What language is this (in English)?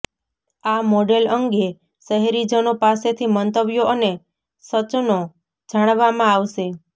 Gujarati